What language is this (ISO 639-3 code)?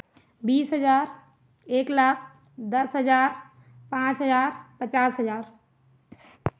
hin